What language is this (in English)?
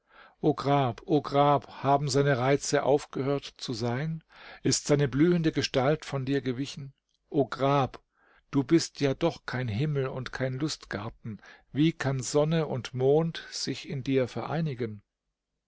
German